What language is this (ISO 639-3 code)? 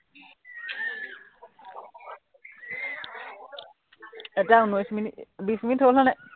asm